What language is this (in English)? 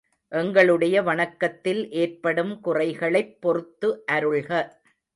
Tamil